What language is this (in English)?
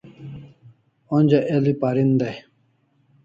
Kalasha